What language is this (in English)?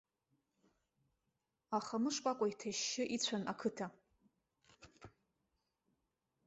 Abkhazian